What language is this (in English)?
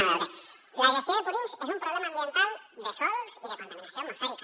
Catalan